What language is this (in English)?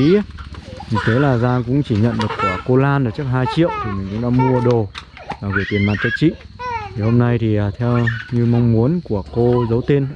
Vietnamese